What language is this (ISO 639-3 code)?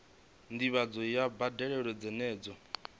ven